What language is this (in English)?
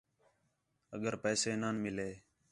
Khetrani